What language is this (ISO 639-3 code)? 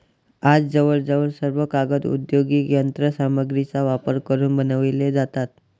mar